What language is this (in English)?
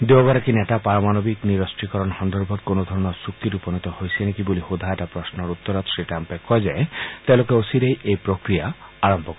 Assamese